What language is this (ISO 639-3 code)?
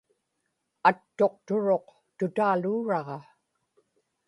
ipk